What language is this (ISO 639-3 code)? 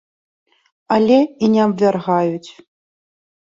bel